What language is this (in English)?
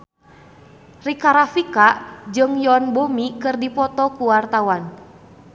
Sundanese